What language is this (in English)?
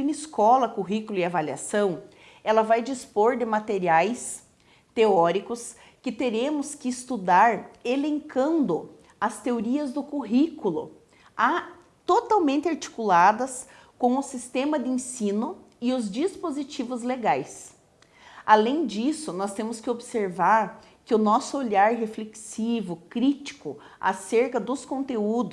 Portuguese